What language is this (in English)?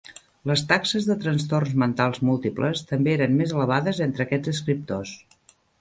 Catalan